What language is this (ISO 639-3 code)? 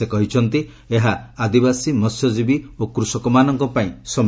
ori